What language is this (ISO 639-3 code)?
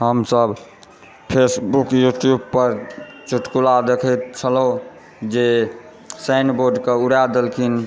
mai